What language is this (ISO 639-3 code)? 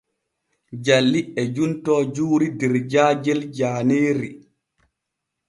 fue